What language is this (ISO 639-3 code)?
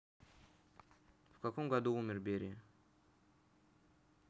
rus